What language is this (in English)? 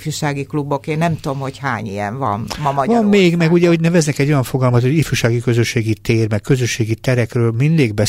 Hungarian